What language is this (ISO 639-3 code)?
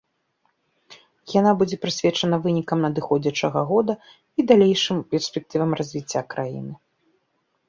bel